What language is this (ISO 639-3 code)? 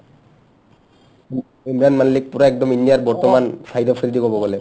asm